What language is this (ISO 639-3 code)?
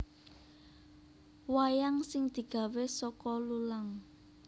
jav